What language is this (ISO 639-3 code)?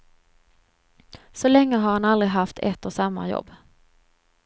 swe